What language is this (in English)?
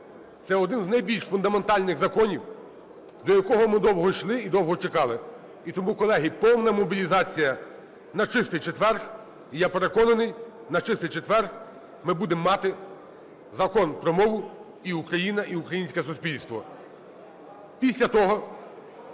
Ukrainian